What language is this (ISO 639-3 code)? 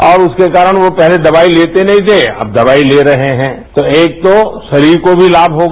hin